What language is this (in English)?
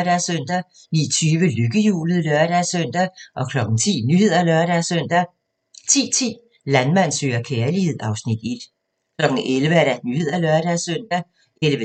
Danish